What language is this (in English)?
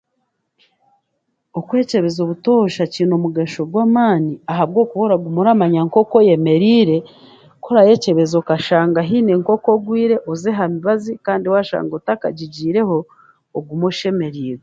Chiga